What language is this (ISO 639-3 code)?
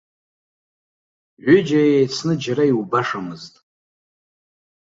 abk